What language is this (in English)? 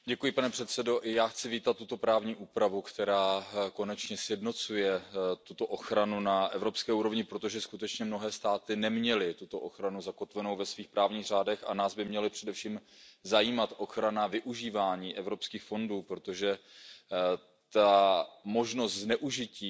Czech